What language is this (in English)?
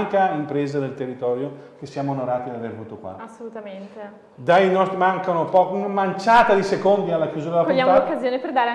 Italian